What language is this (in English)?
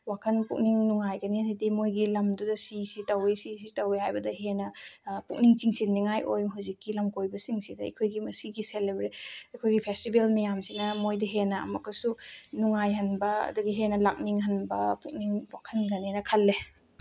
Manipuri